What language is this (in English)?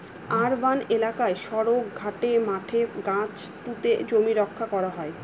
Bangla